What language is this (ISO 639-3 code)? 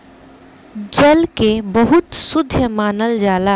bho